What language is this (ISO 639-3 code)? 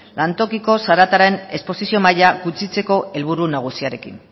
eus